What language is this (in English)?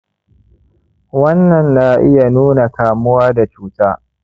Hausa